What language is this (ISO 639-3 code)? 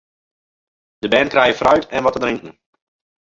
fry